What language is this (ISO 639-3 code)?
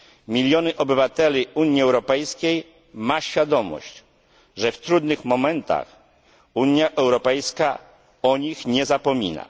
pol